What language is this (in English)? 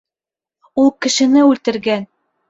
Bashkir